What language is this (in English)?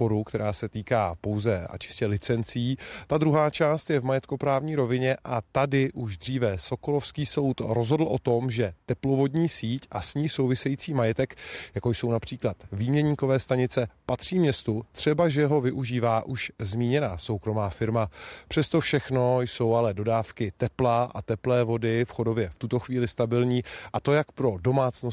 Czech